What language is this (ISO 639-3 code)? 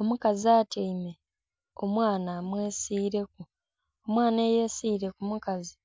xog